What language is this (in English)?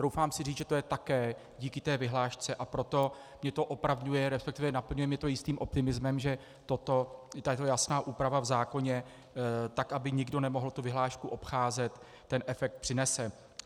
Czech